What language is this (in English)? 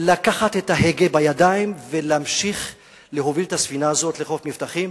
Hebrew